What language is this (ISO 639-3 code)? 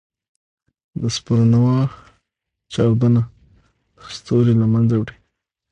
pus